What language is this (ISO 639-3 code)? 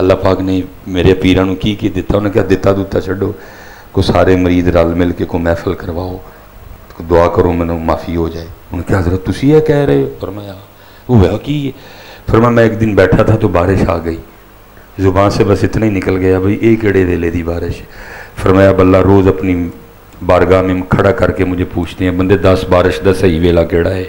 pan